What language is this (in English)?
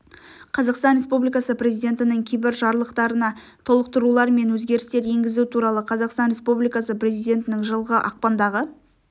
Kazakh